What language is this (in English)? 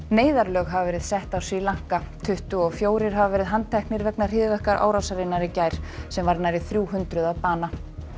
Icelandic